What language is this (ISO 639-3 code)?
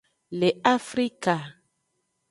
ajg